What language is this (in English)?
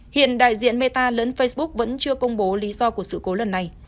Vietnamese